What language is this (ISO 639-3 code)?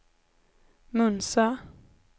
swe